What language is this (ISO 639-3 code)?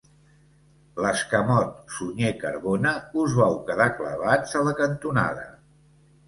cat